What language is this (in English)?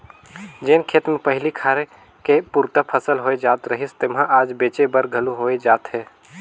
Chhattisgarhi